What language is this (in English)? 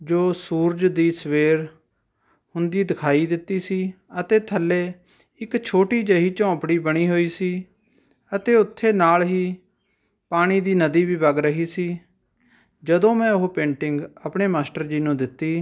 Punjabi